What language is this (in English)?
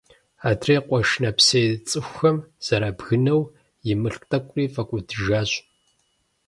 Kabardian